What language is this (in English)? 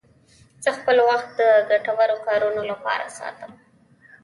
Pashto